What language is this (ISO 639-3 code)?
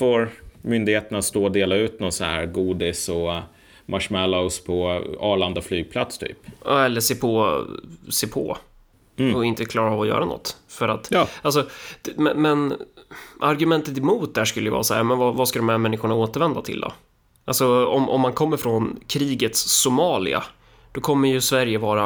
swe